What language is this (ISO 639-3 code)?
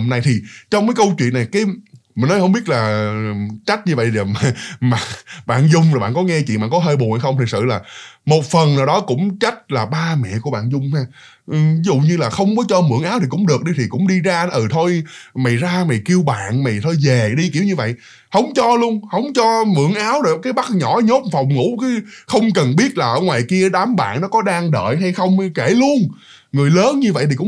vie